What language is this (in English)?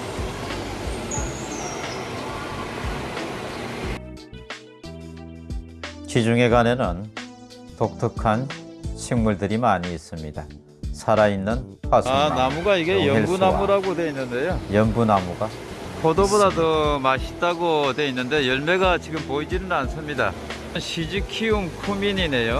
Korean